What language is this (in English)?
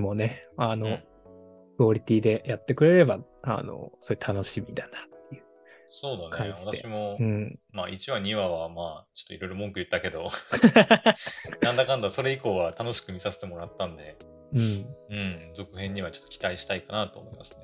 Japanese